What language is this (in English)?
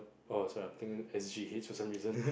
English